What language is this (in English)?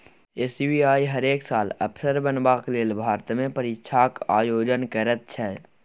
Maithili